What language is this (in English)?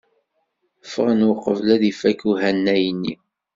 Kabyle